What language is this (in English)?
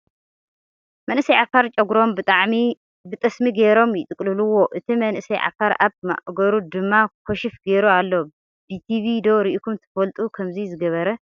Tigrinya